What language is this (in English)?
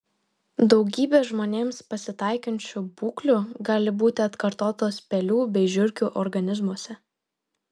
Lithuanian